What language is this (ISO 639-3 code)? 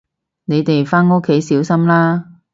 yue